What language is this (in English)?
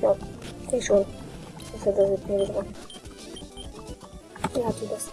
German